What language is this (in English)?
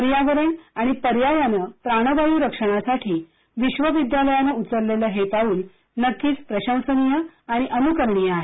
Marathi